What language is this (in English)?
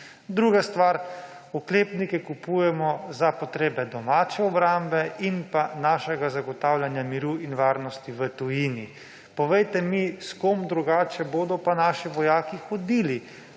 Slovenian